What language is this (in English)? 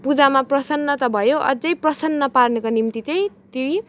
Nepali